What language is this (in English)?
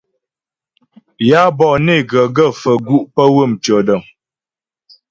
Ghomala